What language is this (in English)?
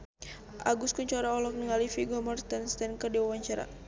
Sundanese